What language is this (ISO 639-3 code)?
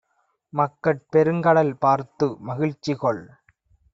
tam